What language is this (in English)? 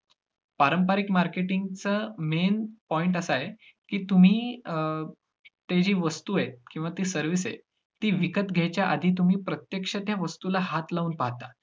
Marathi